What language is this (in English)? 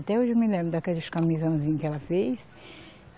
Portuguese